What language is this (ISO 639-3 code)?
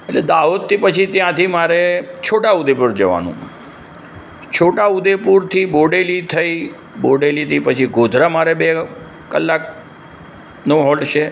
guj